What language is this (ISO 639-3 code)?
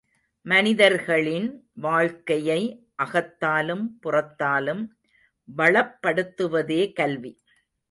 tam